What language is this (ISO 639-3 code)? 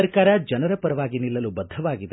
kan